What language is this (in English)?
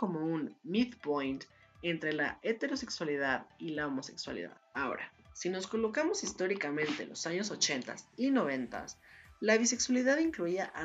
Spanish